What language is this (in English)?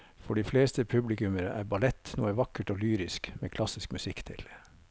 Norwegian